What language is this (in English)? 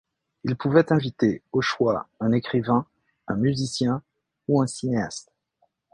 French